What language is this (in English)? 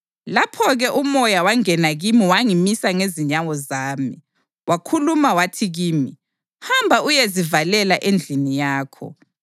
North Ndebele